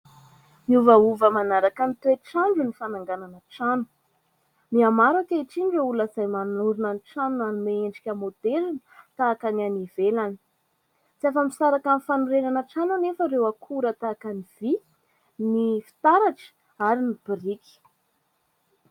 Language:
Malagasy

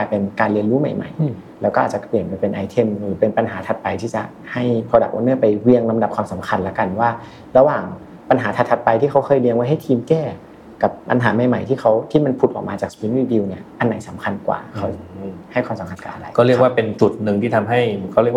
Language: Thai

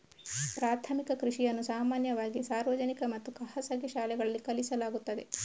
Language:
Kannada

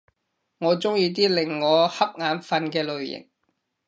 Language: Cantonese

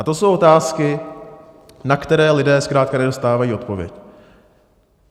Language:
Czech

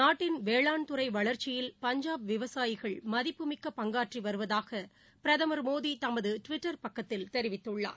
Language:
Tamil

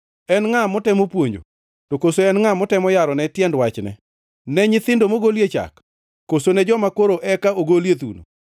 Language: Luo (Kenya and Tanzania)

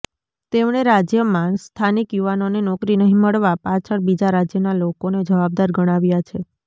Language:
Gujarati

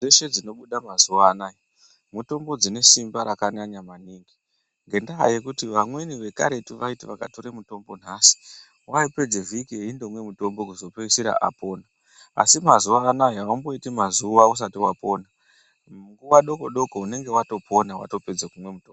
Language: Ndau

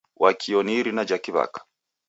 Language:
Taita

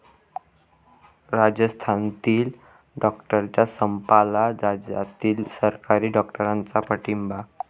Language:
Marathi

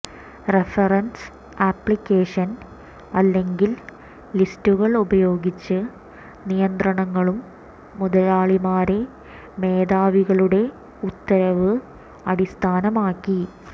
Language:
Malayalam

